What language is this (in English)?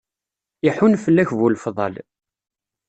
Kabyle